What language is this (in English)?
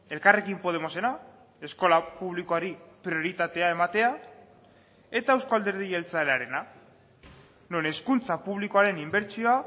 Basque